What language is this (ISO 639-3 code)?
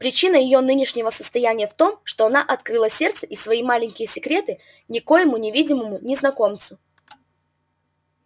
rus